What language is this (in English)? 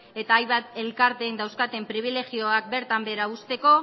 Basque